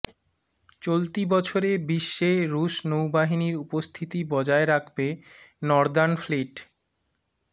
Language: Bangla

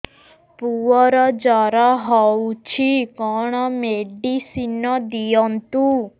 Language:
Odia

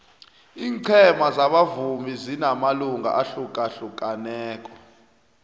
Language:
South Ndebele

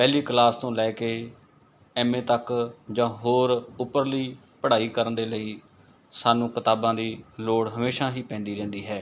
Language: Punjabi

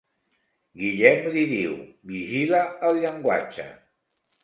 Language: Catalan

